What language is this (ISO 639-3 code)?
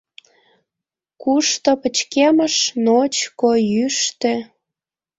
chm